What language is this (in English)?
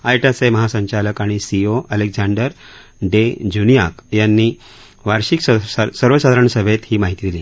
Marathi